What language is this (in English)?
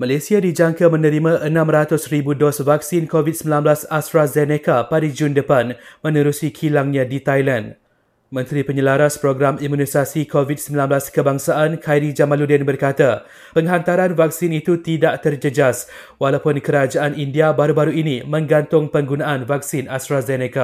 Malay